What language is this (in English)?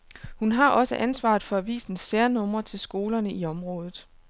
Danish